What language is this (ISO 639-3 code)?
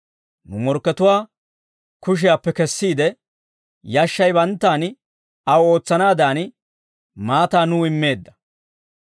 dwr